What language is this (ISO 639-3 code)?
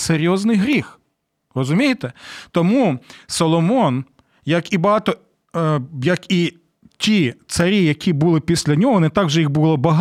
ukr